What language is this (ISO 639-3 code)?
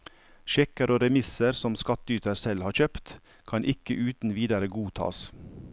nor